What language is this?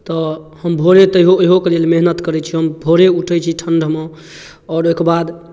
Maithili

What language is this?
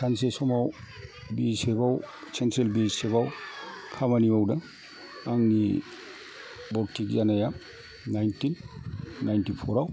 Bodo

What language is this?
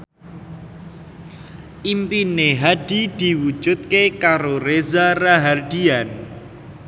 Javanese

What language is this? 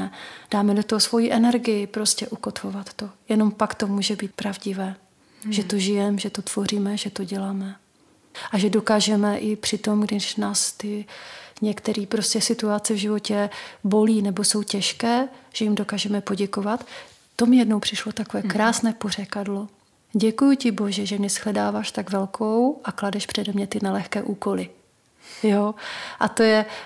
Czech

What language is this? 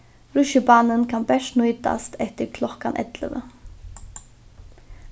Faroese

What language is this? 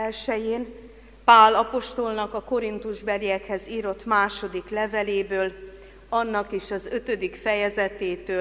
Hungarian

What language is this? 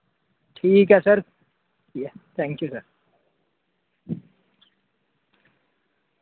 Dogri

